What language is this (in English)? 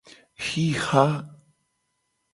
Gen